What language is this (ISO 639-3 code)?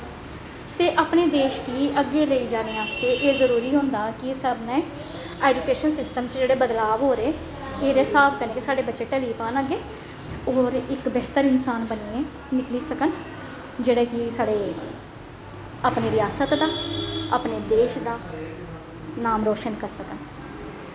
doi